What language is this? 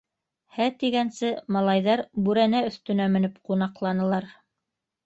Bashkir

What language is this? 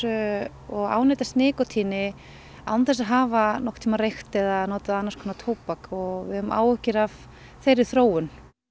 Icelandic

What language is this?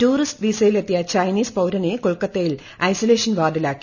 Malayalam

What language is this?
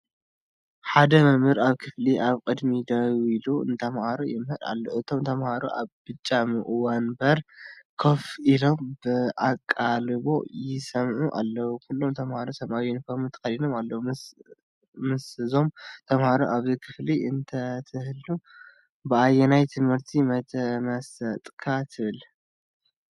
Tigrinya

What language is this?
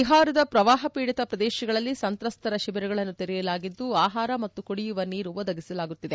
Kannada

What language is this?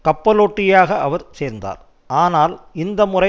Tamil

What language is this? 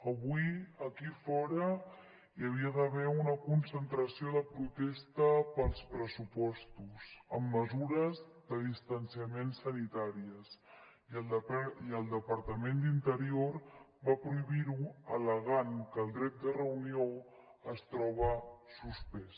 Catalan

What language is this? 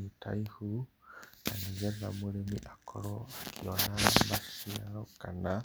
Kikuyu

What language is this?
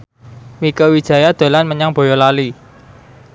Javanese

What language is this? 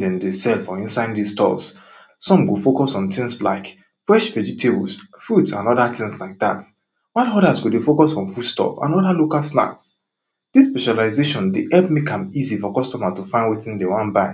Nigerian Pidgin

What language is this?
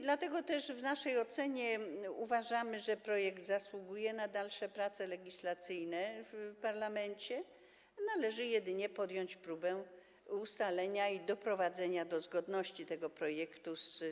Polish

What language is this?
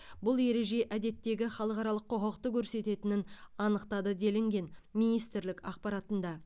Kazakh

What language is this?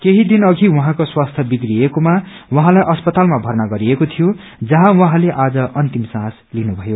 Nepali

